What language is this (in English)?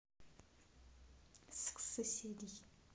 Russian